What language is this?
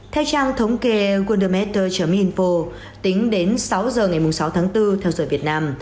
Vietnamese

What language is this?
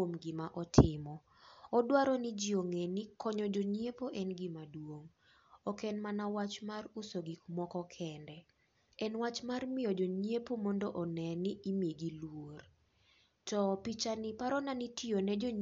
Luo (Kenya and Tanzania)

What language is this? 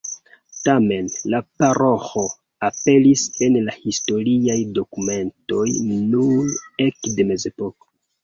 Esperanto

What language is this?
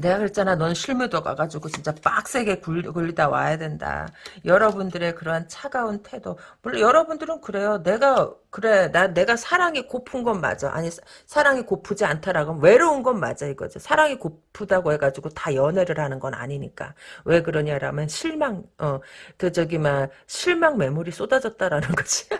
Korean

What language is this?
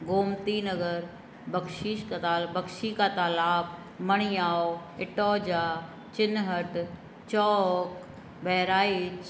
Sindhi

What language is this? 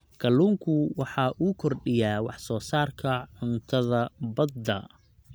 Somali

